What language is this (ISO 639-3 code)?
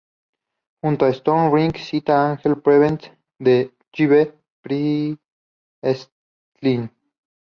spa